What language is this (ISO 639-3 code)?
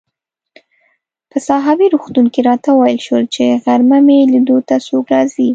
pus